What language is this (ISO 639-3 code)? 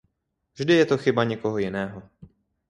ces